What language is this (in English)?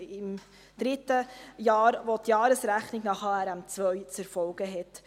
Swiss German